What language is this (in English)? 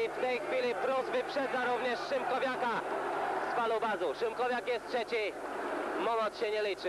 Polish